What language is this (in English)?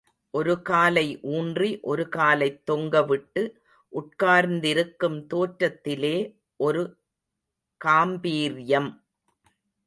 Tamil